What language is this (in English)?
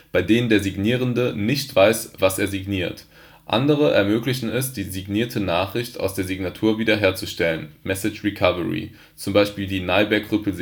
German